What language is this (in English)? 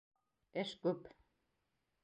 Bashkir